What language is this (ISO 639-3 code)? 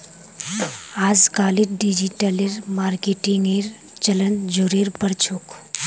mag